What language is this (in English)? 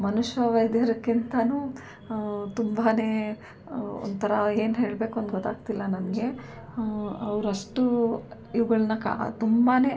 Kannada